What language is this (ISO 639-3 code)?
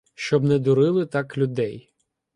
ukr